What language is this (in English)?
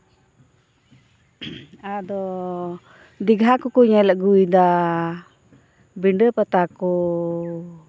Santali